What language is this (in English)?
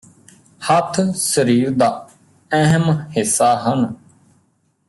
Punjabi